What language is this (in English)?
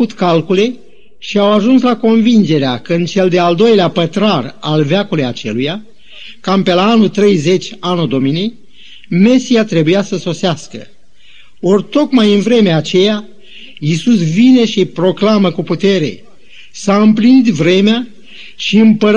Romanian